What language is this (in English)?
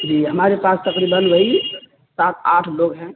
Urdu